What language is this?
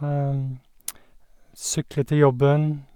Norwegian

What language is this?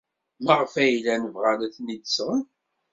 Kabyle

